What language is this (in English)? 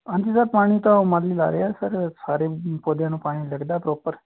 Punjabi